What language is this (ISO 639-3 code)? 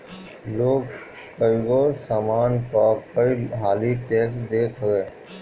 bho